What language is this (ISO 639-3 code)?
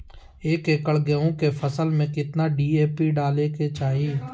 mag